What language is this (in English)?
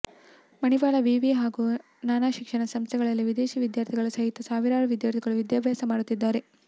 Kannada